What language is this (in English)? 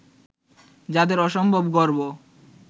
Bangla